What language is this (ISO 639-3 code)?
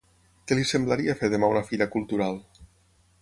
cat